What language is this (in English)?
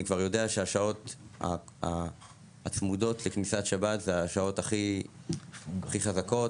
Hebrew